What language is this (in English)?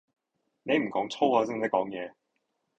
Cantonese